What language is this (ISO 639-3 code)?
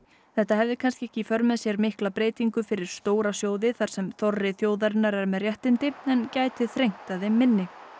isl